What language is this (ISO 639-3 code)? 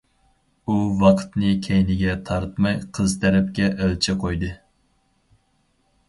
uig